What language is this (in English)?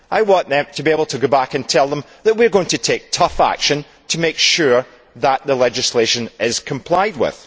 English